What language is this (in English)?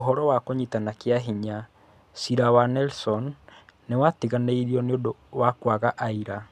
Kikuyu